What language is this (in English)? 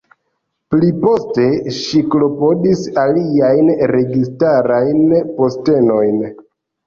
Esperanto